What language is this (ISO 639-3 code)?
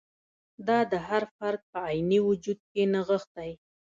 pus